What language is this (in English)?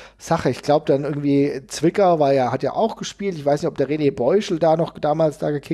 German